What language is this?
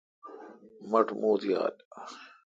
Kalkoti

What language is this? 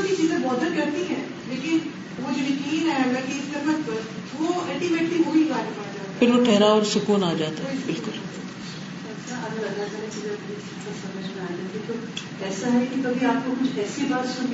Urdu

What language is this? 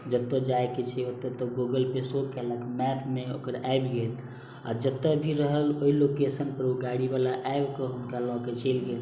Maithili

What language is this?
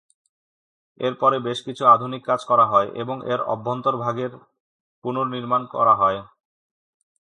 Bangla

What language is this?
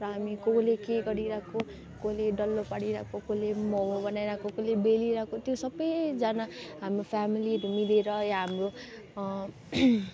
Nepali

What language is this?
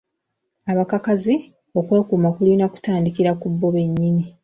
Ganda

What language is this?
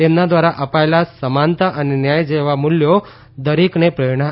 Gujarati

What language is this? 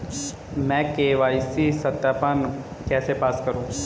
Hindi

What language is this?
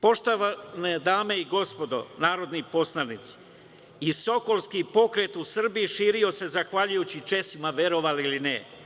Serbian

